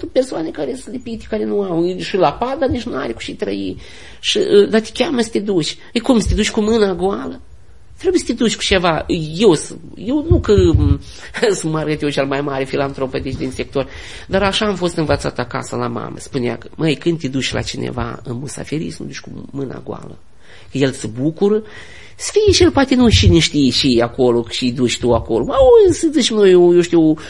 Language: Romanian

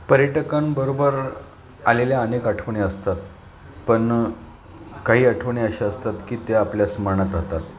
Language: Marathi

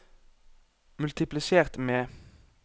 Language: Norwegian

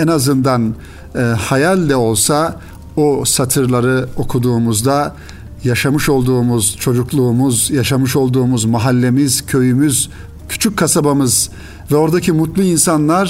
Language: Turkish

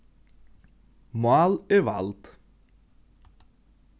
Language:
Faroese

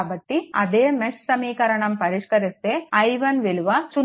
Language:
Telugu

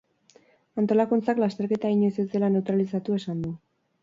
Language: Basque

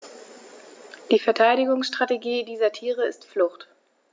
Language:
German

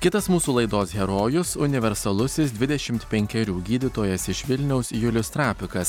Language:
Lithuanian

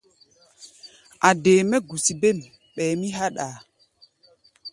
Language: Gbaya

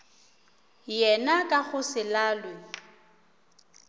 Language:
Northern Sotho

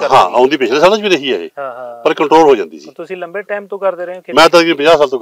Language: Punjabi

